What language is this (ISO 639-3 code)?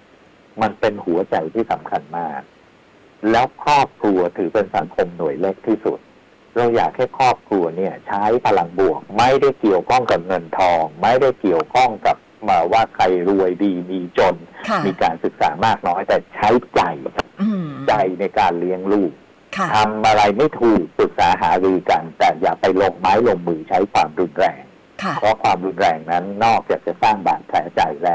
tha